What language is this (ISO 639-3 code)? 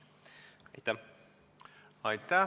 est